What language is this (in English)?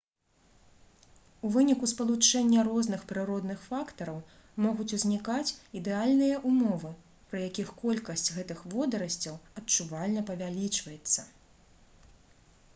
Belarusian